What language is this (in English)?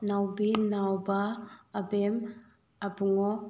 Manipuri